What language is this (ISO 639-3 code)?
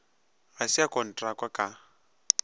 nso